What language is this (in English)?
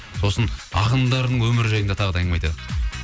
Kazakh